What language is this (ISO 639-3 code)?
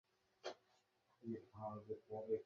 ben